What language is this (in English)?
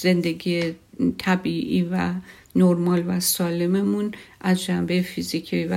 Persian